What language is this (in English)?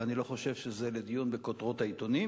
Hebrew